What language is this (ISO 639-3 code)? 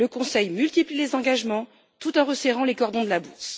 fra